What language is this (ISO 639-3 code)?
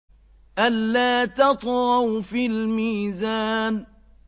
ara